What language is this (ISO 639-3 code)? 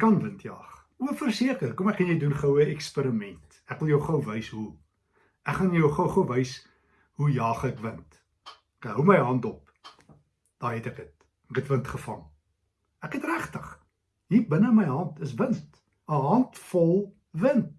nld